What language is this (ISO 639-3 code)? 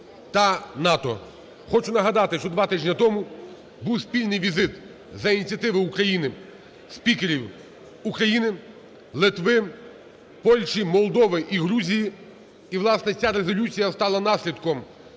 ukr